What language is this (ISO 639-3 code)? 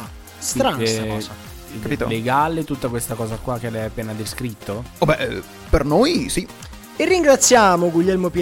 ita